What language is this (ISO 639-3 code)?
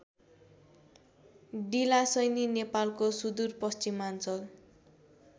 nep